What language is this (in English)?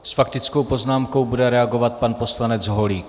Czech